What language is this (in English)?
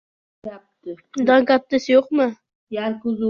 Uzbek